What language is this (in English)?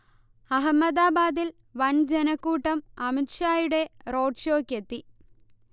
Malayalam